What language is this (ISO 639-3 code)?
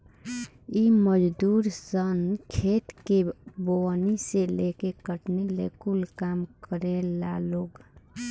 bho